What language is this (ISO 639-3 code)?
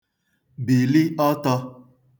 ibo